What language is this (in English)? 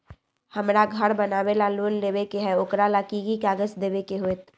Magahi